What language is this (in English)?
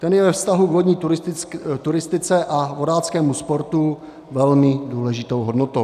Czech